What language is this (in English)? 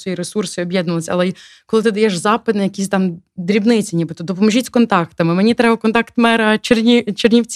Ukrainian